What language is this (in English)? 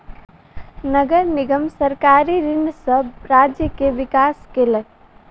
Maithili